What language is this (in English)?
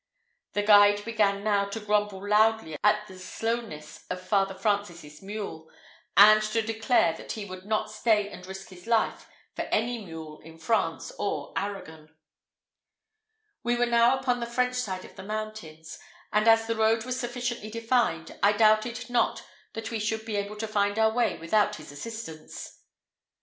English